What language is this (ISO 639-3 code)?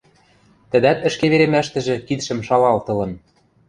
mrj